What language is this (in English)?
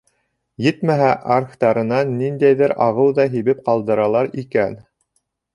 Bashkir